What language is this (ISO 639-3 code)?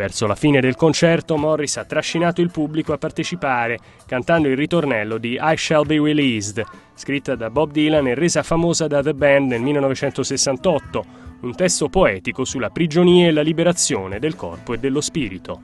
ita